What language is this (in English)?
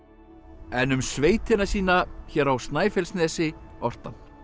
Icelandic